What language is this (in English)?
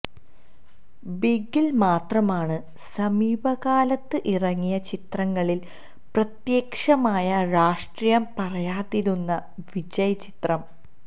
Malayalam